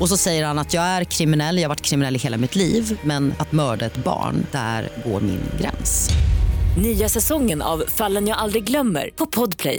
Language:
Swedish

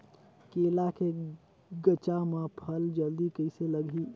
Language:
Chhattisgarhi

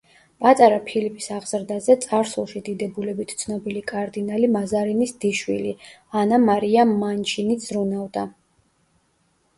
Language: Georgian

